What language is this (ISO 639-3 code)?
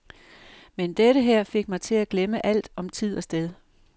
dan